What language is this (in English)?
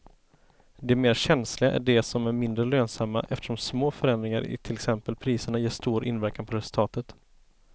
Swedish